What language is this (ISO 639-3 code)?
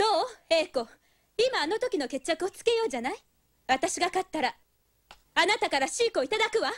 jpn